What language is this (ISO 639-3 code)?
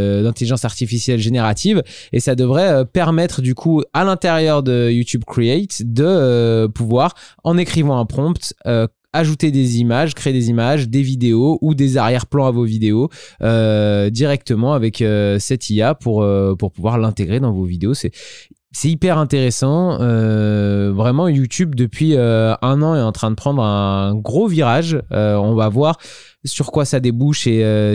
fra